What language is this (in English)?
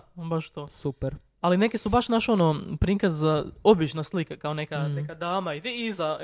Croatian